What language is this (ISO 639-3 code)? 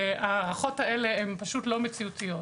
heb